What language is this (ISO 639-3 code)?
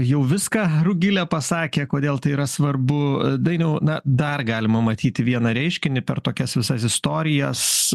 lit